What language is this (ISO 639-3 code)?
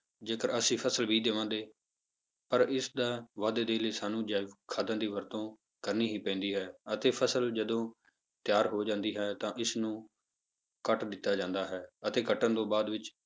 pan